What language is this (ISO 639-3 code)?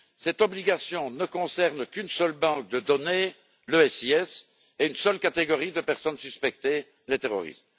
fra